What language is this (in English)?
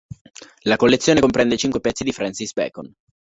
Italian